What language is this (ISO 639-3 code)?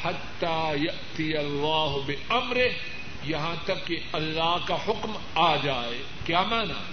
urd